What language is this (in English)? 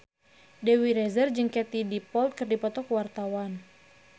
Sundanese